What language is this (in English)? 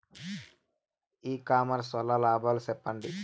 Telugu